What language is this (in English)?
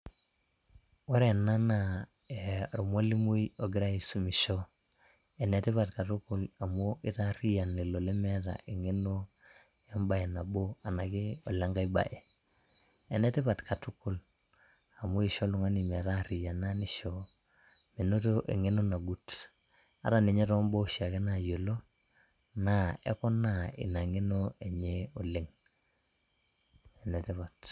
Masai